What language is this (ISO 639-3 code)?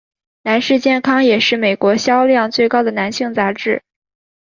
zho